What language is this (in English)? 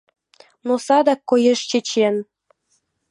Mari